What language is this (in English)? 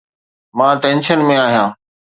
Sindhi